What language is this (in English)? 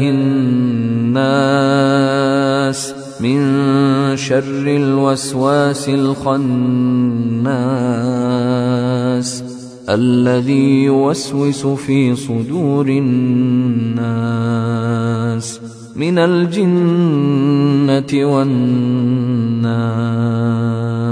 Arabic